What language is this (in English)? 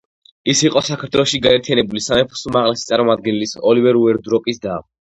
Georgian